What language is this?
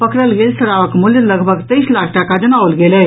Maithili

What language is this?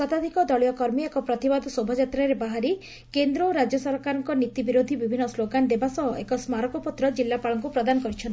Odia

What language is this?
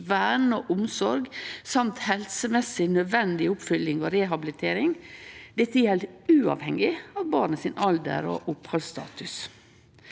Norwegian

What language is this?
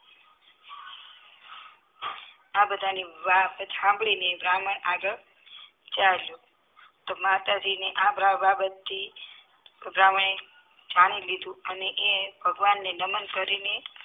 Gujarati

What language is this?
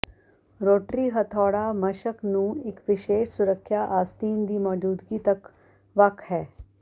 Punjabi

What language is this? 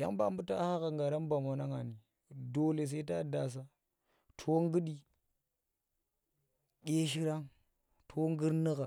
Tera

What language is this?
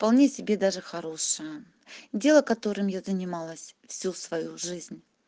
Russian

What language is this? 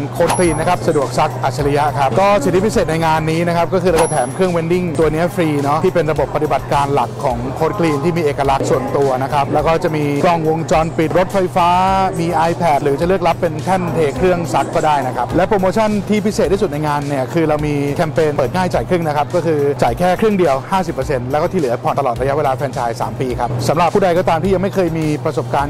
Thai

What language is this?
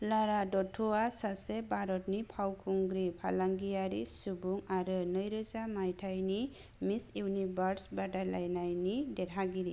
Bodo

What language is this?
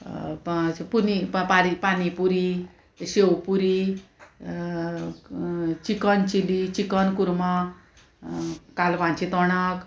Konkani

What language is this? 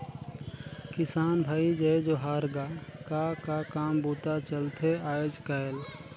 Chhattisgarhi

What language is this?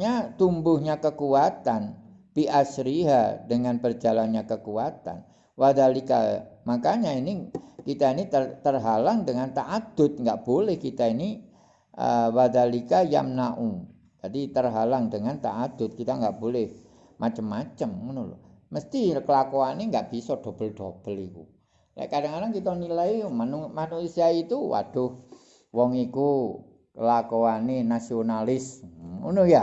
Indonesian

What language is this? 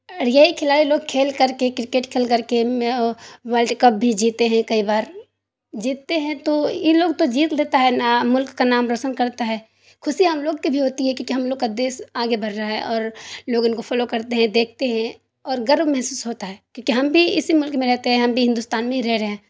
Urdu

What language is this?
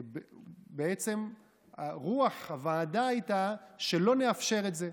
Hebrew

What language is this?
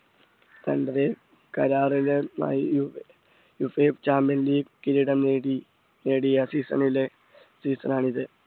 Malayalam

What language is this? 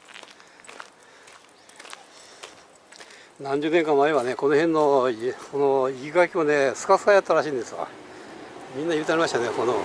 Japanese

